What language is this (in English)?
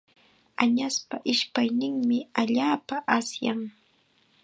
Chiquián Ancash Quechua